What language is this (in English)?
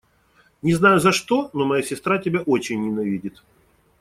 Russian